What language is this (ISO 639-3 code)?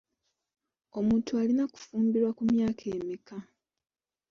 lug